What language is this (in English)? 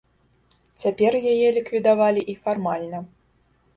Belarusian